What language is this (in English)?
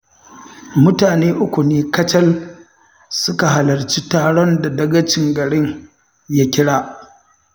Hausa